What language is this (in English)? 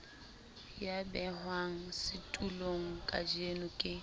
Southern Sotho